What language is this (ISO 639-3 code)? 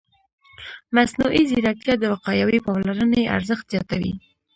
pus